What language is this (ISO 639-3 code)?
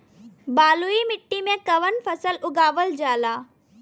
bho